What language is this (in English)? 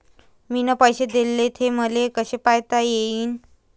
Marathi